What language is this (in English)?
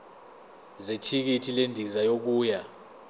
Zulu